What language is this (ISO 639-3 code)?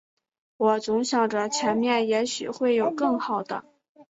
zho